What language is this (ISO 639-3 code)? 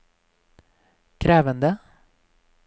nor